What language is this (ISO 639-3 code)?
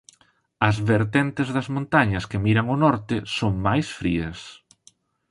glg